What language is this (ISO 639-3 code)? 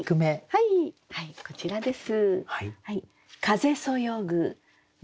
jpn